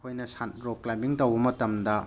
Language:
Manipuri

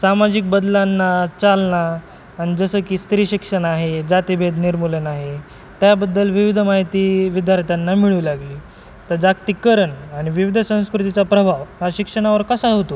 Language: Marathi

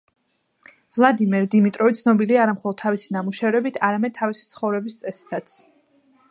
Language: Georgian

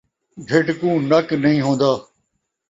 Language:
Saraiki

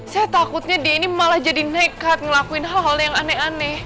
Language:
Indonesian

